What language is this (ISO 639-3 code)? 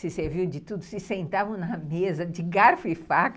por